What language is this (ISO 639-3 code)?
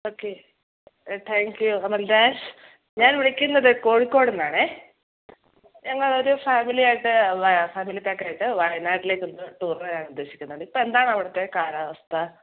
mal